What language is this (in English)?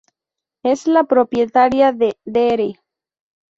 Spanish